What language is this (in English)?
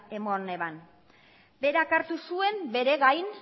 Basque